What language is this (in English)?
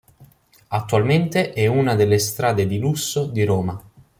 Italian